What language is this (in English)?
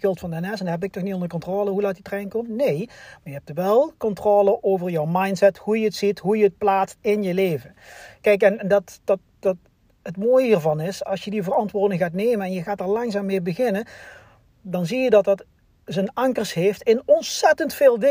Dutch